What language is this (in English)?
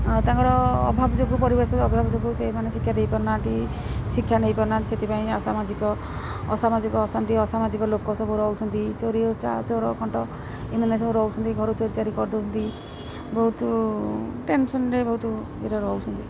Odia